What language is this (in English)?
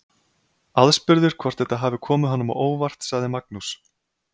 Icelandic